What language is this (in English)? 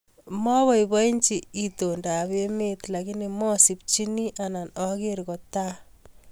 Kalenjin